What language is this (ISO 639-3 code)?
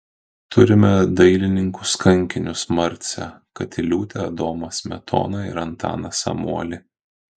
lit